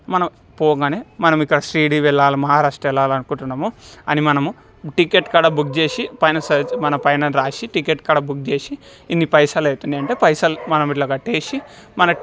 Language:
Telugu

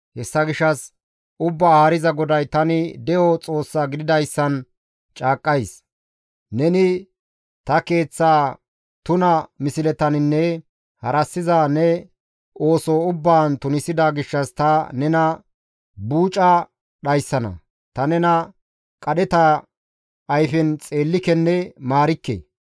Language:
Gamo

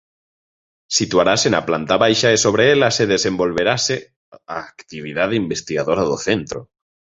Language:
Galician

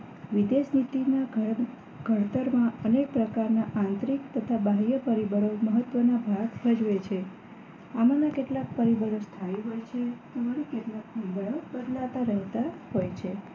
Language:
Gujarati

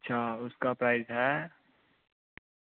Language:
Dogri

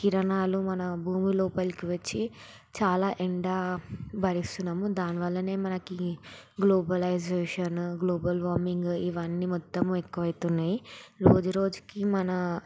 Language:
Telugu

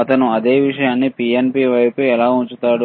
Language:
Telugu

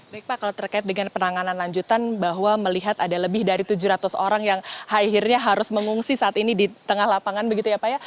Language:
Indonesian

